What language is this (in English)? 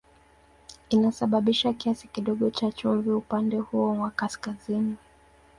Swahili